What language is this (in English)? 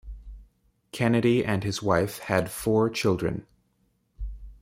English